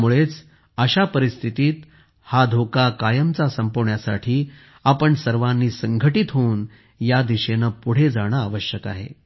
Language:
Marathi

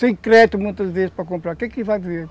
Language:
Portuguese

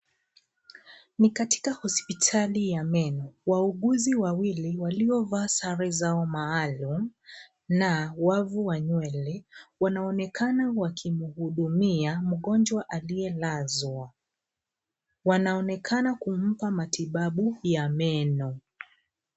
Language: Swahili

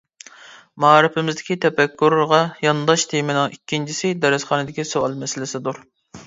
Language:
Uyghur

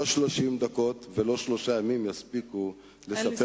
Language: Hebrew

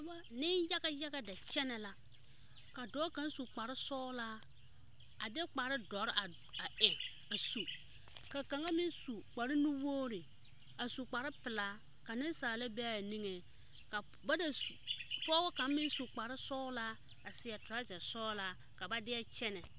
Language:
Southern Dagaare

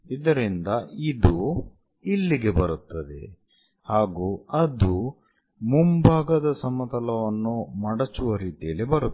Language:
Kannada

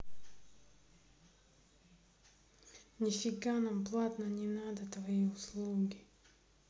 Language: Russian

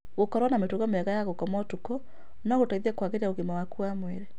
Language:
Kikuyu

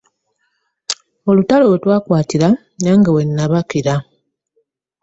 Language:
Ganda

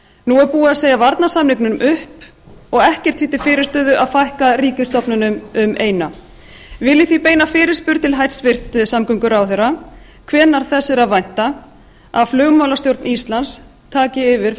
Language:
Icelandic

